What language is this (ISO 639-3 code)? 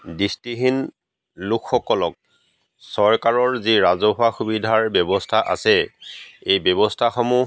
asm